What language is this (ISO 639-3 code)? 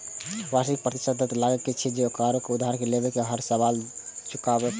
mai